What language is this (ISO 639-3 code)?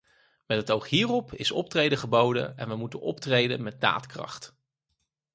nld